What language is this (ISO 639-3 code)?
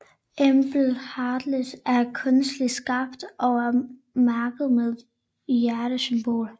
dan